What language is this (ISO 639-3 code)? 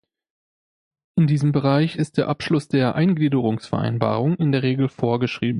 deu